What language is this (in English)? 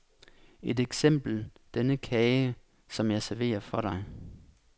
Danish